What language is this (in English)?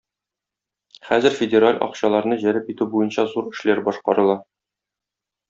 Tatar